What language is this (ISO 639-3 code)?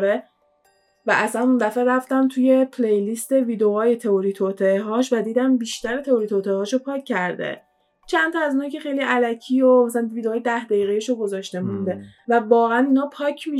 fas